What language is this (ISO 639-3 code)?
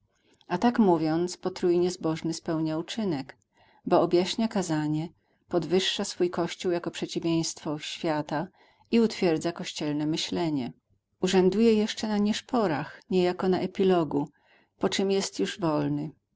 pol